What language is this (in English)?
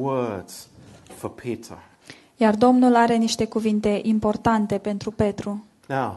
Romanian